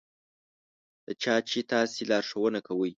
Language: Pashto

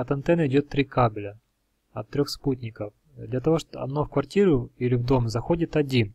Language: Russian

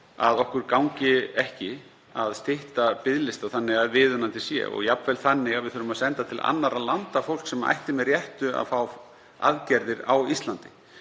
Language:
Icelandic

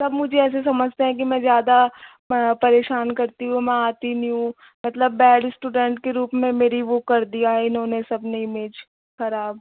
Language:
Hindi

